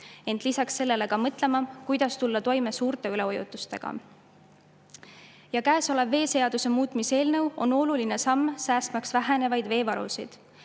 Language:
Estonian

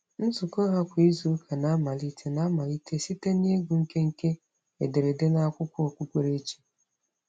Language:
Igbo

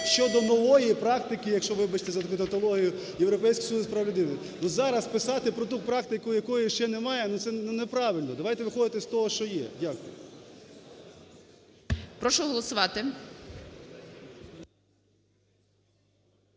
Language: Ukrainian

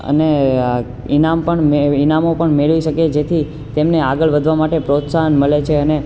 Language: Gujarati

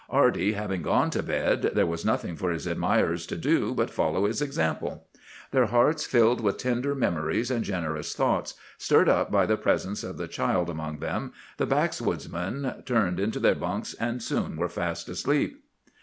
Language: English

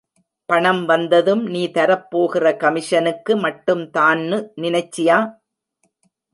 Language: Tamil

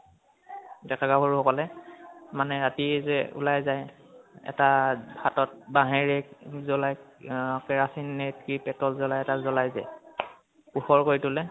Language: Assamese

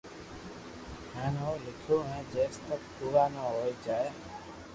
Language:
Loarki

